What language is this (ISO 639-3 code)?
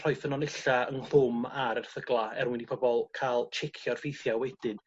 cym